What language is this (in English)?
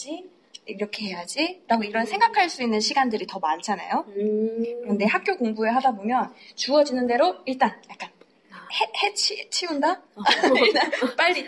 Korean